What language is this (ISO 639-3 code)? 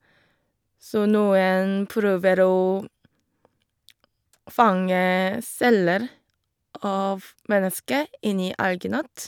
nor